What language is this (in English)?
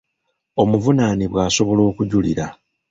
Ganda